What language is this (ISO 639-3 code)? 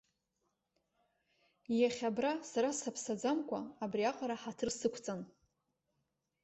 abk